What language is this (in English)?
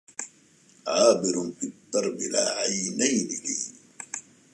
Arabic